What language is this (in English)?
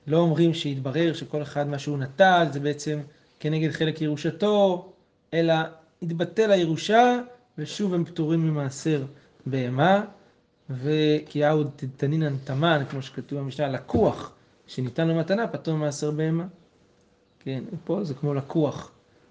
Hebrew